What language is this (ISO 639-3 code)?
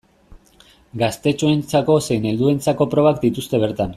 eus